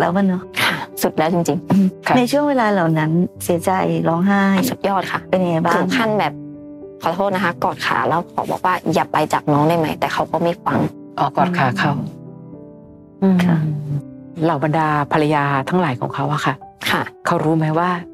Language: Thai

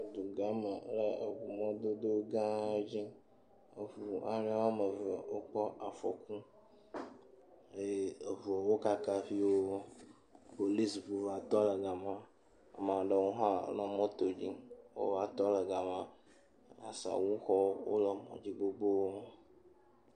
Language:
Ewe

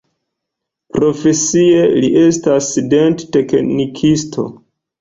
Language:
Esperanto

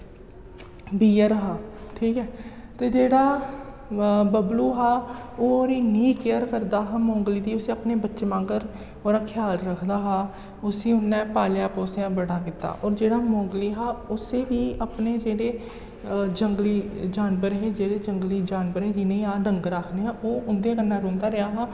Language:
Dogri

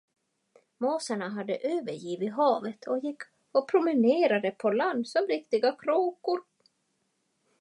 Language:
Swedish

